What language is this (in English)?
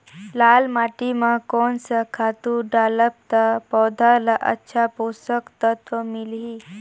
Chhattisgarhi